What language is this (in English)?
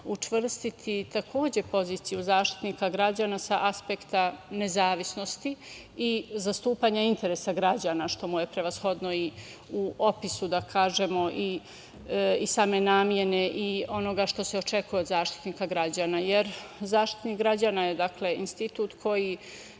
Serbian